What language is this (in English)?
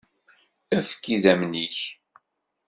Kabyle